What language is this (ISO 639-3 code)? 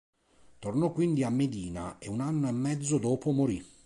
ita